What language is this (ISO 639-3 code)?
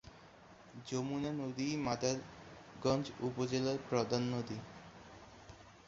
ben